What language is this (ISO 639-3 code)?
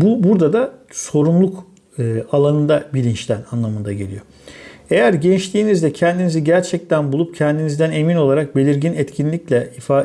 tur